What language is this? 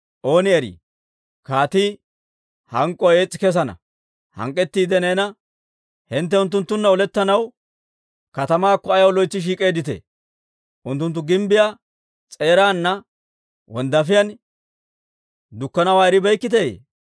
Dawro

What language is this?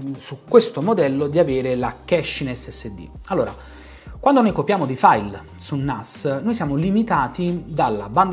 Italian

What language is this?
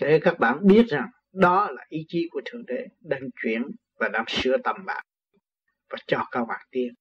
Vietnamese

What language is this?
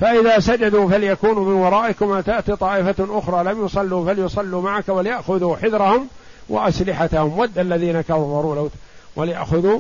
Arabic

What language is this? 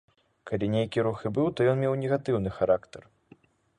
Belarusian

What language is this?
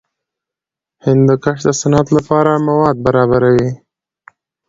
Pashto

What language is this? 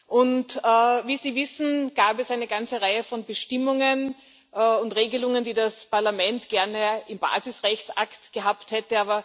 German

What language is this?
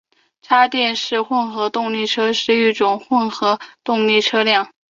Chinese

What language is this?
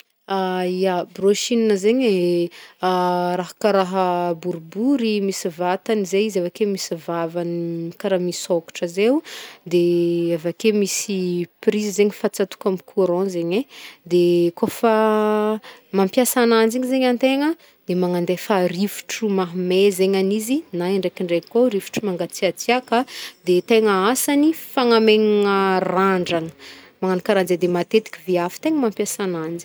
Northern Betsimisaraka Malagasy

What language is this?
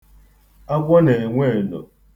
Igbo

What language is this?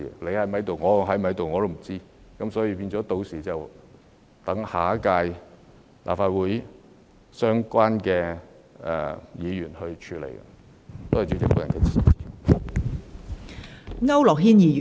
Cantonese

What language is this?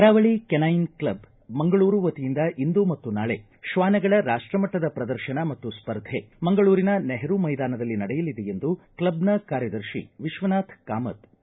Kannada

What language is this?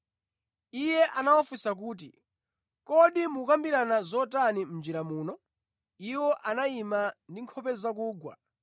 Nyanja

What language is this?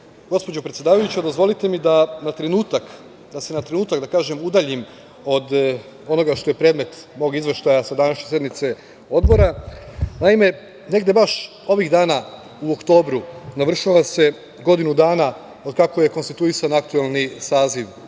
Serbian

